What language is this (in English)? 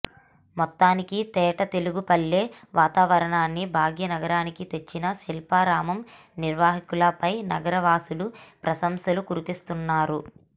Telugu